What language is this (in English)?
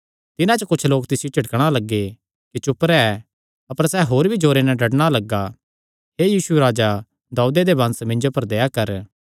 Kangri